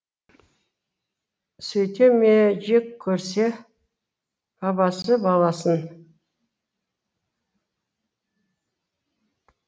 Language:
Kazakh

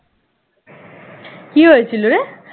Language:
Bangla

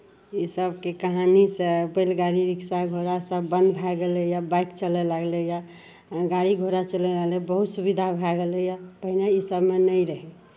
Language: Maithili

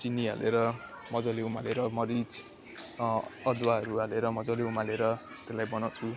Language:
Nepali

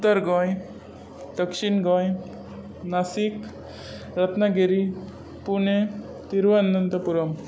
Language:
Konkani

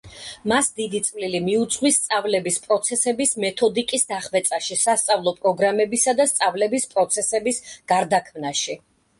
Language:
Georgian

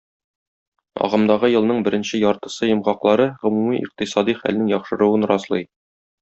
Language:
Tatar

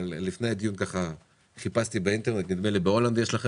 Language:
Hebrew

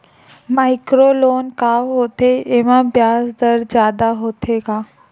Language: Chhattisgarhi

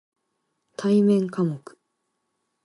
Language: Japanese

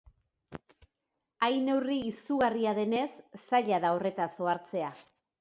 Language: Basque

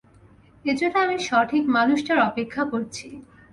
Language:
Bangla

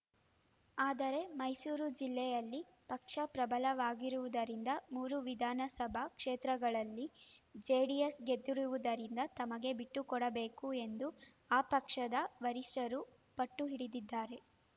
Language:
Kannada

